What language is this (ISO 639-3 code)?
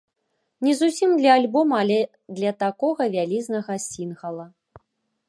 bel